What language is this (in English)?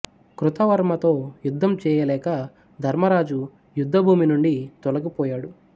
Telugu